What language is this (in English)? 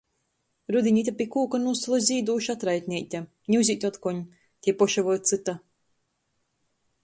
Latgalian